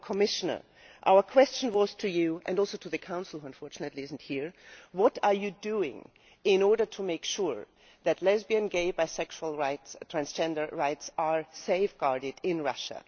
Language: English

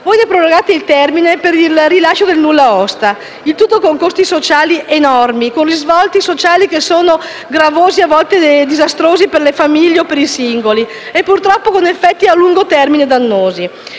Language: Italian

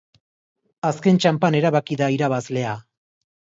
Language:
Basque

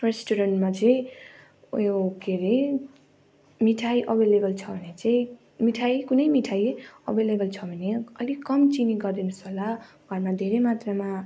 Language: Nepali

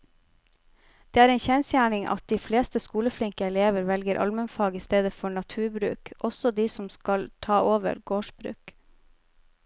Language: Norwegian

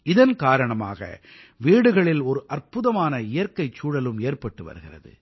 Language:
Tamil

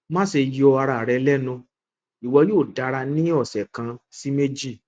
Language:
Yoruba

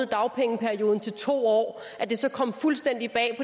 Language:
Danish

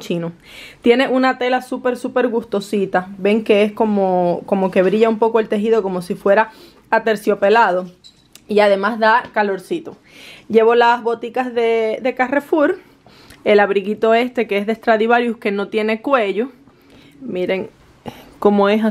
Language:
Spanish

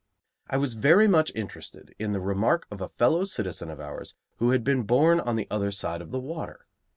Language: English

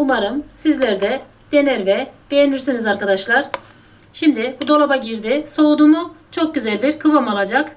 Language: Turkish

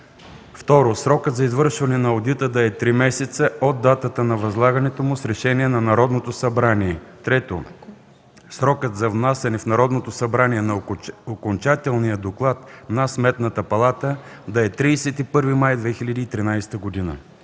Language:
Bulgarian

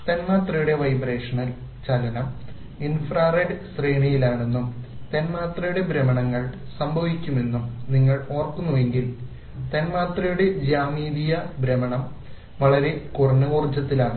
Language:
Malayalam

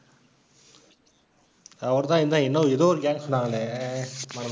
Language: Tamil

